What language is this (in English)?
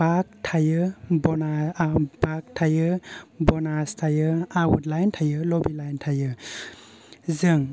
Bodo